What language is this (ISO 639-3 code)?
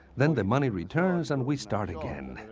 eng